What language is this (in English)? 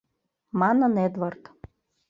Mari